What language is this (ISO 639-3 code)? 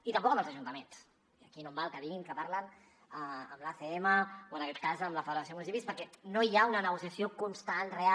cat